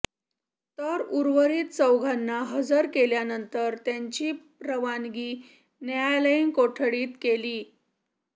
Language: Marathi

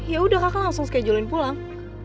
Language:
Indonesian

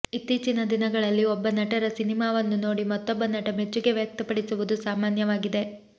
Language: Kannada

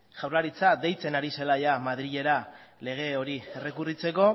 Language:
Basque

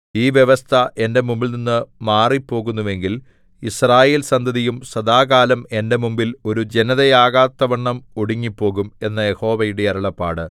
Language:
Malayalam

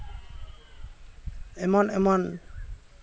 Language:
Santali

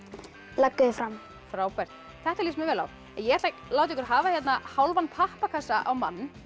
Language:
Icelandic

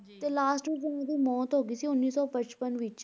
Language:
Punjabi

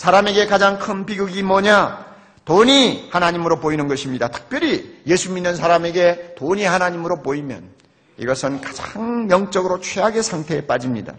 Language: Korean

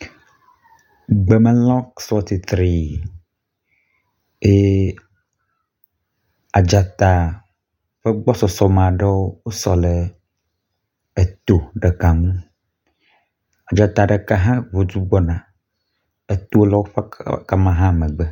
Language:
Ewe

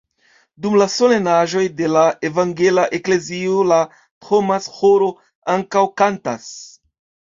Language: Esperanto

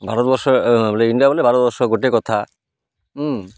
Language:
Odia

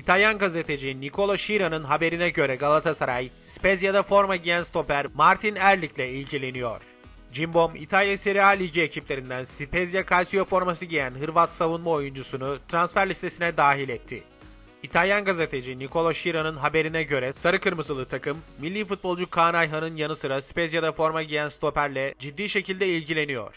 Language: Turkish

